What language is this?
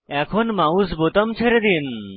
Bangla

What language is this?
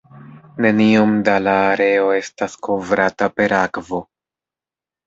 Esperanto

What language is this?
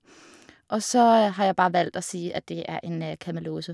Norwegian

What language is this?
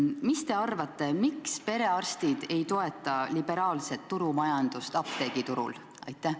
Estonian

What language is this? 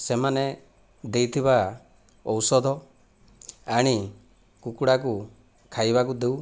Odia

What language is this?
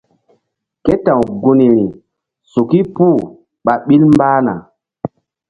Mbum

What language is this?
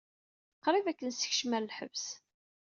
Kabyle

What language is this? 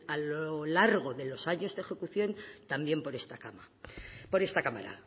Spanish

